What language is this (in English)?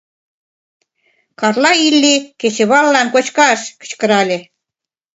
Mari